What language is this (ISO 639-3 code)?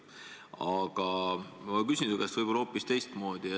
est